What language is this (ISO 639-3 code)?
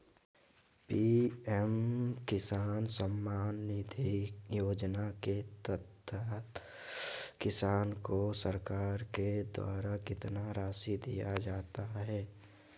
mag